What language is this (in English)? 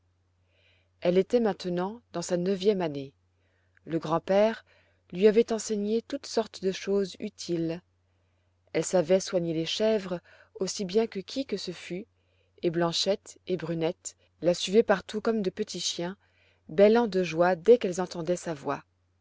French